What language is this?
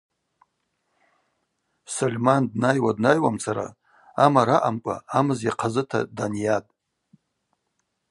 Abaza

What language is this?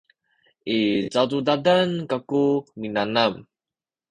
Sakizaya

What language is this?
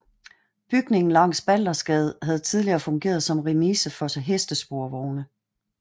Danish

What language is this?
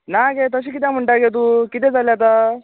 Konkani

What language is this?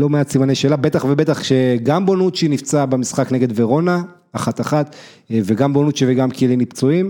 Hebrew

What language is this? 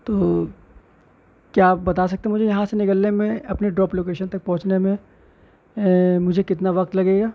Urdu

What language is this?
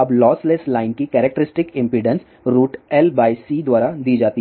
Hindi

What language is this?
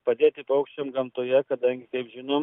Lithuanian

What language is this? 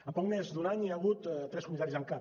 Catalan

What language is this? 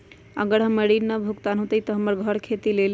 Magahi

